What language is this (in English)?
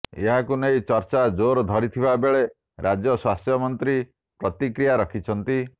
Odia